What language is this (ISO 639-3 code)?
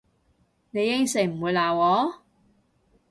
yue